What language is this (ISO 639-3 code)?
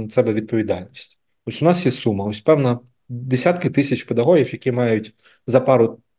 ukr